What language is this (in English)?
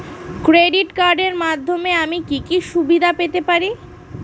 Bangla